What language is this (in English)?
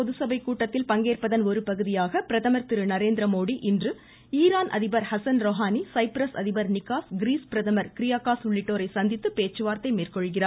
Tamil